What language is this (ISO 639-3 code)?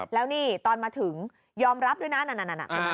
tha